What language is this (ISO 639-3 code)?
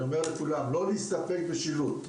heb